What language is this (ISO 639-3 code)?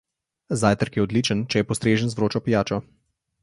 slv